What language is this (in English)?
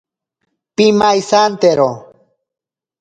Ashéninka Perené